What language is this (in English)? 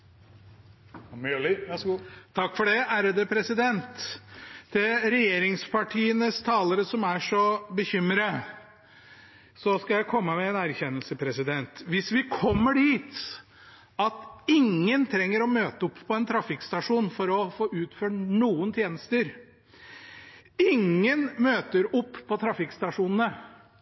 Norwegian Bokmål